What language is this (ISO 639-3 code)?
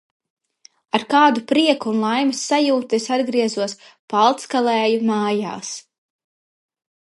lav